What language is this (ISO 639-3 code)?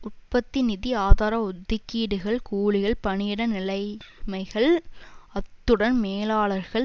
tam